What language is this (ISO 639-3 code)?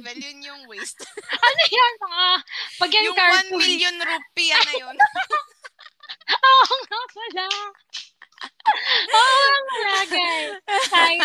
fil